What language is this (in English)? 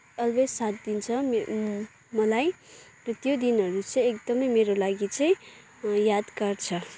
Nepali